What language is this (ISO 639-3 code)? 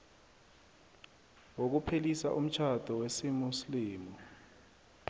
nbl